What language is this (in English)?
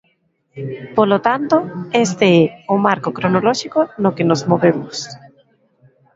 Galician